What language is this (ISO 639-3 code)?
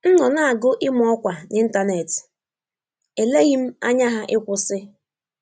ibo